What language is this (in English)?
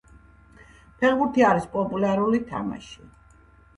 Georgian